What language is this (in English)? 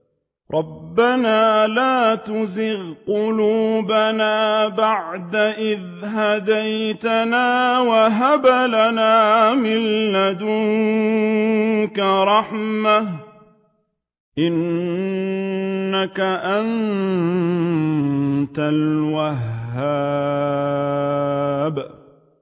Arabic